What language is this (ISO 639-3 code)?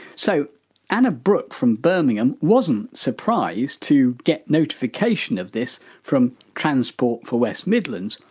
eng